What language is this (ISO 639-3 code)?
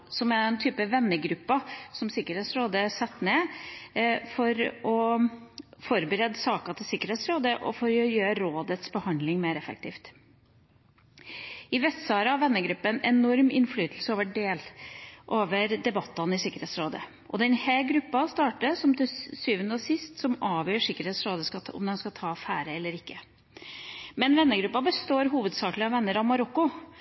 nob